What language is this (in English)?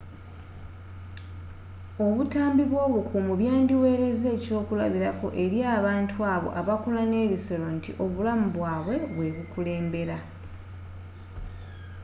Ganda